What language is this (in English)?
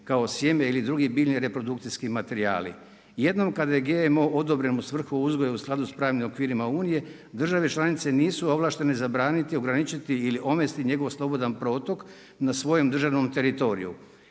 Croatian